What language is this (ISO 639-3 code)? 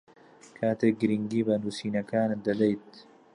ckb